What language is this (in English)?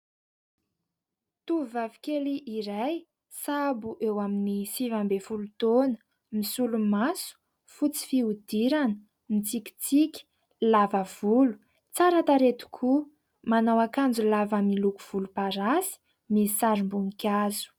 Malagasy